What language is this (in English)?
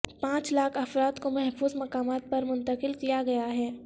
Urdu